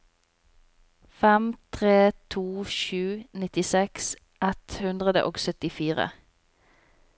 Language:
Norwegian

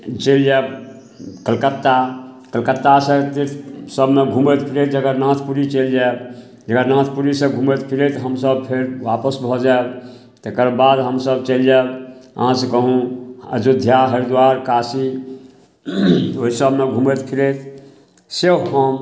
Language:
Maithili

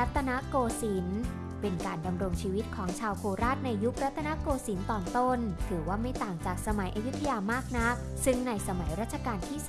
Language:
Thai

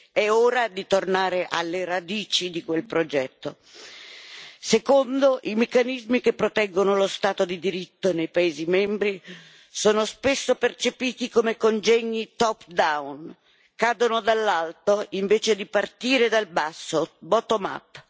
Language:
Italian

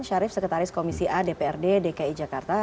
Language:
Indonesian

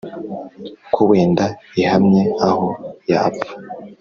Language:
Kinyarwanda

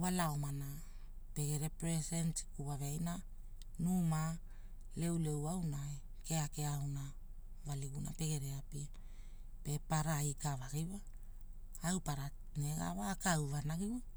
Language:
Hula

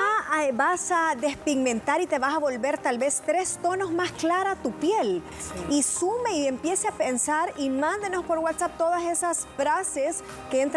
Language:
Spanish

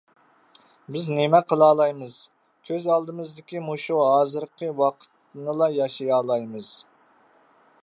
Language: Uyghur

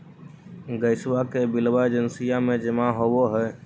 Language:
Magahi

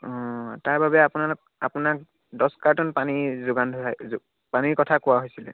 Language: Assamese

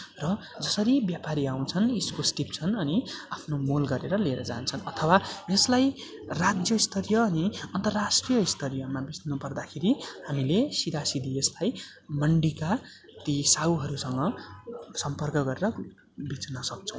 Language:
Nepali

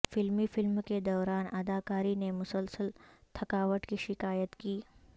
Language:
Urdu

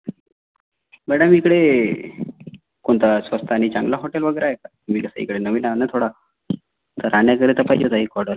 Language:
Marathi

